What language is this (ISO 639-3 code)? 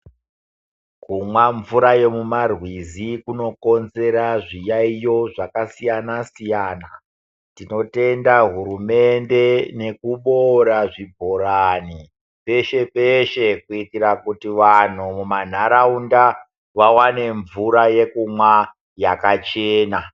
ndc